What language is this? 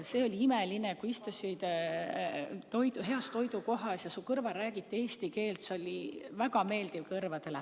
Estonian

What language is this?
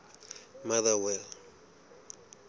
Southern Sotho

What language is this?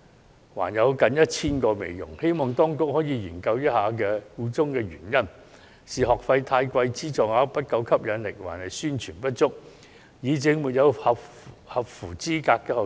Cantonese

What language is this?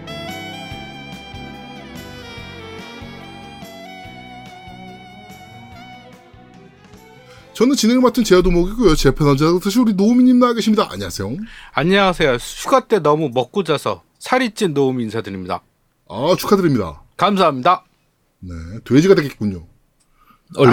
Korean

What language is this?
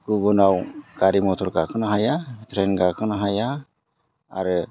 Bodo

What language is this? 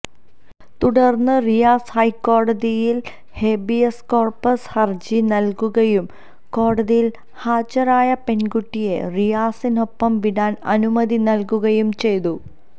Malayalam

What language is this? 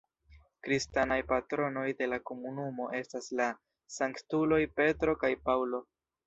Esperanto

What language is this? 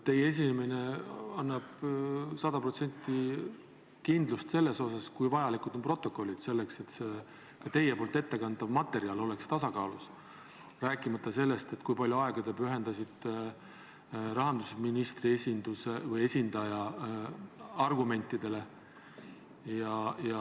Estonian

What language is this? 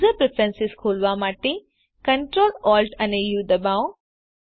Gujarati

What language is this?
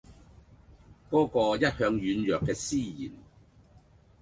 Cantonese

